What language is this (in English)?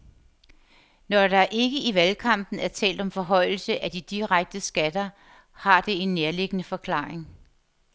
Danish